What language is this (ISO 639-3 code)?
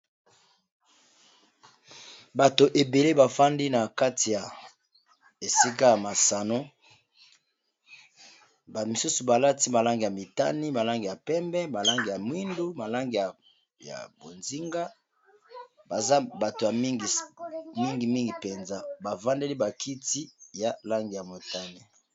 lin